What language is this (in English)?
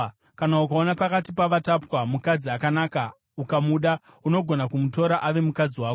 Shona